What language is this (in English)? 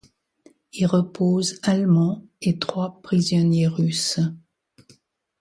French